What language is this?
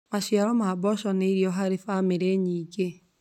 Kikuyu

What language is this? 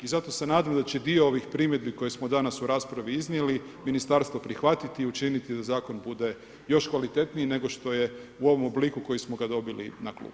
Croatian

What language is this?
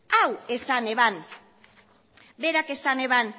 Basque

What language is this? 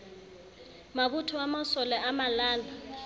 Southern Sotho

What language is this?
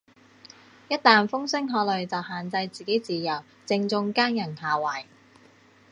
Cantonese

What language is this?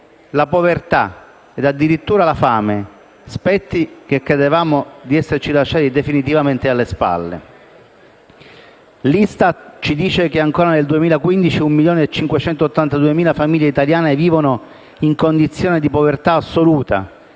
Italian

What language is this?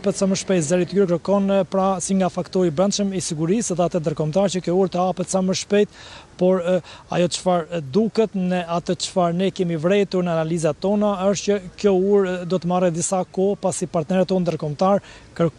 Romanian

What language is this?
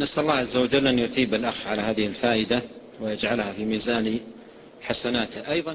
Arabic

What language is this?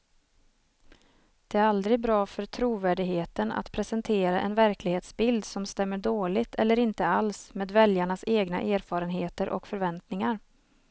Swedish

